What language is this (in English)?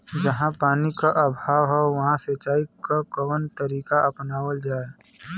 Bhojpuri